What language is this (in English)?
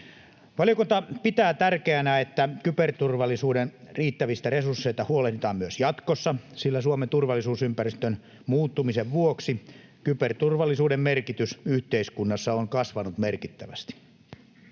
Finnish